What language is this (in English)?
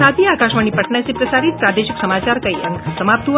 Hindi